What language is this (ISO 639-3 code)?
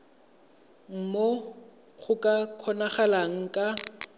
tsn